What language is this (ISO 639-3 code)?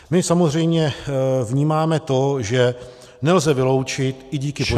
ces